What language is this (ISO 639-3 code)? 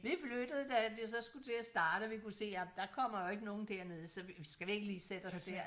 dan